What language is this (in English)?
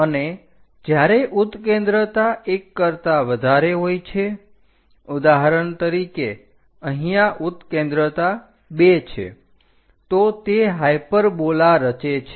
Gujarati